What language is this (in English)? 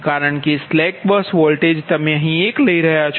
Gujarati